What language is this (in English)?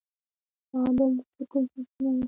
Pashto